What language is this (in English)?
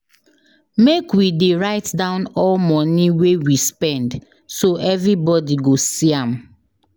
Nigerian Pidgin